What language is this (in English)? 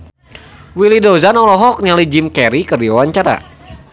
Sundanese